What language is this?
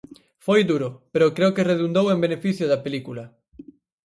Galician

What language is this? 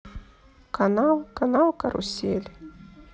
Russian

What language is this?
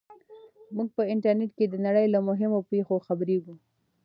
Pashto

